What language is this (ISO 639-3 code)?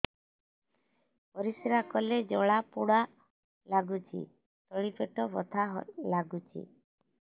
ori